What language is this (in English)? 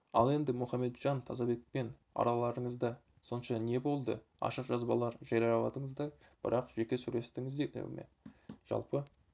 Kazakh